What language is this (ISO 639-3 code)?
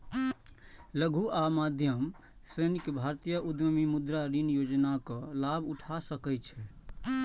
mai